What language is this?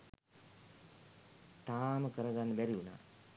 Sinhala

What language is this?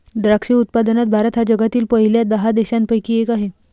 Marathi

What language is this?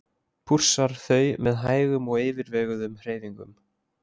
Icelandic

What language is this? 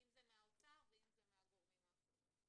Hebrew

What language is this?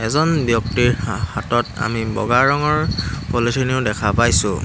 Assamese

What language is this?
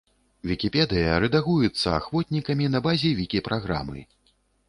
Belarusian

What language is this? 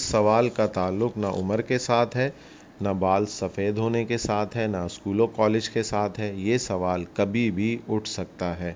Urdu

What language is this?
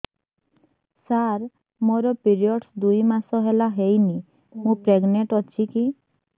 Odia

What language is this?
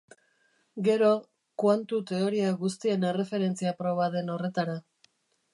Basque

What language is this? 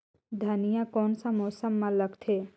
Chhattisgarhi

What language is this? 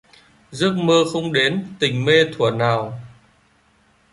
Vietnamese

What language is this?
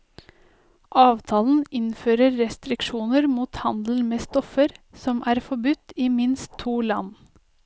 Norwegian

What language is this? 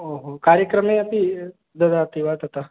Sanskrit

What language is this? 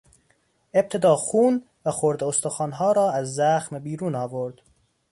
Persian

